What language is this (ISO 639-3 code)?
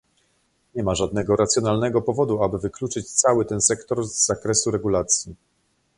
pol